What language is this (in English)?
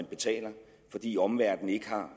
Danish